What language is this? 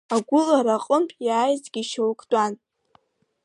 Abkhazian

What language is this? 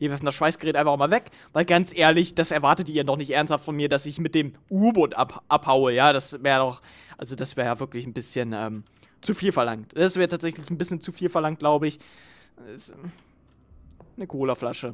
German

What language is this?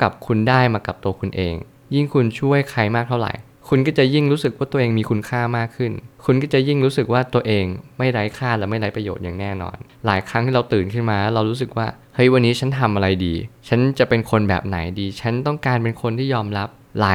Thai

